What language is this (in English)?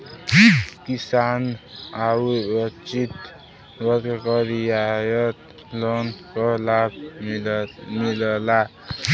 Bhojpuri